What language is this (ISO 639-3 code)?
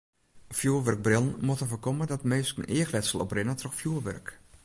fry